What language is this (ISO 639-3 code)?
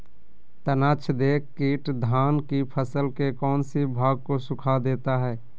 mag